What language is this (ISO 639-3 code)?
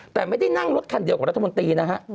tha